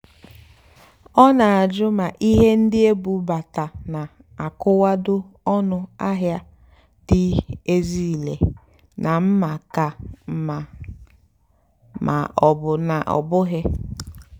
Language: Igbo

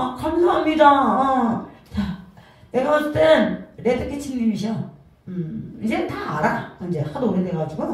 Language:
Korean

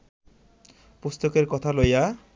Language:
Bangla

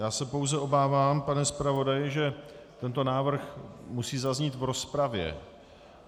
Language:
Czech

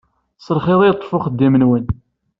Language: Kabyle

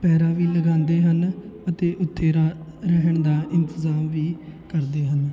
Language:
Punjabi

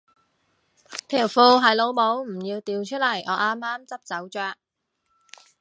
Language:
Cantonese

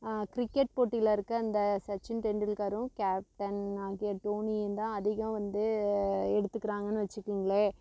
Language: Tamil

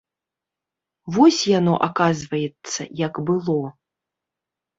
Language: Belarusian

